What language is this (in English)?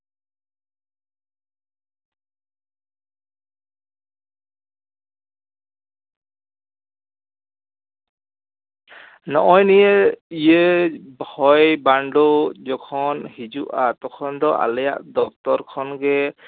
Santali